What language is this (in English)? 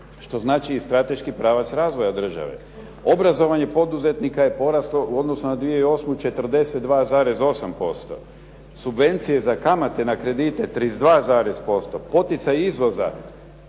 Croatian